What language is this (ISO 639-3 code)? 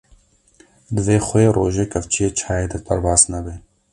kur